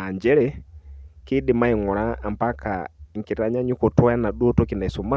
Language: Masai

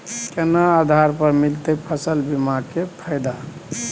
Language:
Maithili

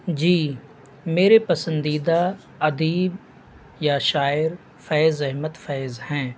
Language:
Urdu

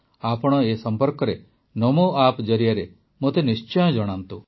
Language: Odia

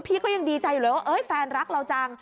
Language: Thai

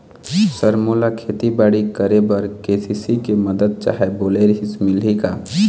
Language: Chhattisgarhi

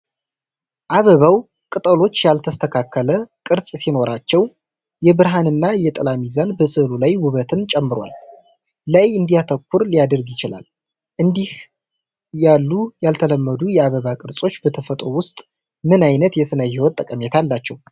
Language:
Amharic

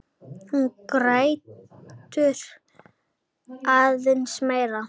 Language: Icelandic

